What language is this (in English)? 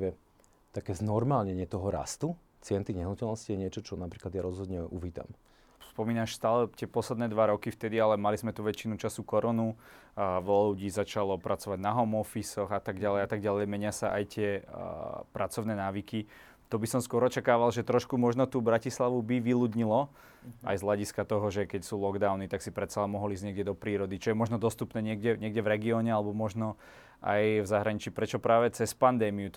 Slovak